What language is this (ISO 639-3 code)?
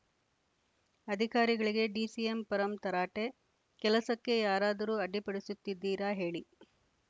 kan